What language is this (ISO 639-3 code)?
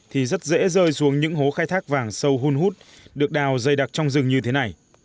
vie